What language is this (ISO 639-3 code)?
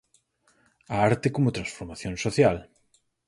glg